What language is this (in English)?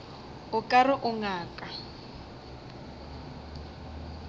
Northern Sotho